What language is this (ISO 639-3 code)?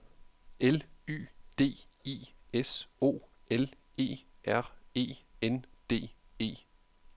dan